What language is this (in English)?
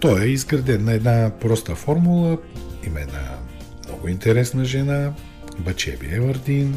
Bulgarian